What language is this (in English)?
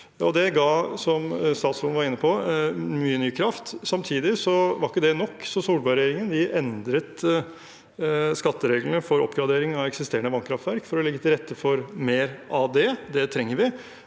Norwegian